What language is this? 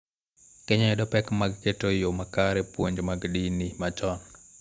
Luo (Kenya and Tanzania)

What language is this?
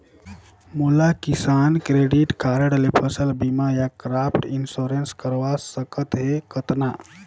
Chhattisgarhi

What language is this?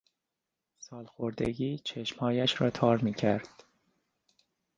Persian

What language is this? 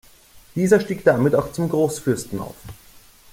German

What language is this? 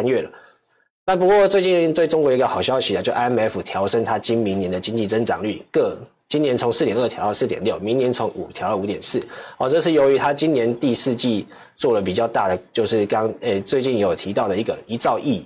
Chinese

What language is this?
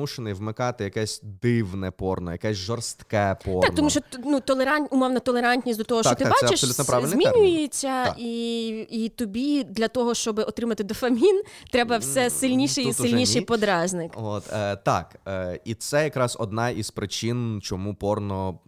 Ukrainian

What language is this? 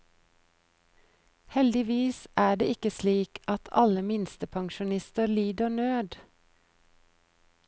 Norwegian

